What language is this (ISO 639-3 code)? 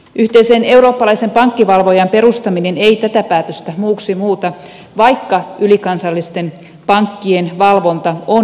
fin